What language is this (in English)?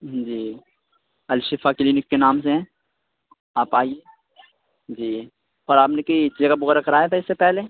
Urdu